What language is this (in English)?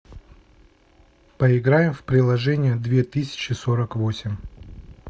Russian